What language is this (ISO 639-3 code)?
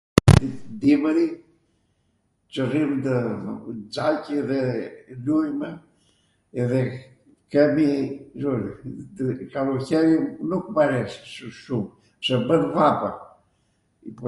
aat